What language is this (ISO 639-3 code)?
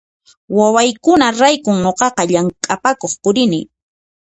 qxp